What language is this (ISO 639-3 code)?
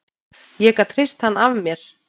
isl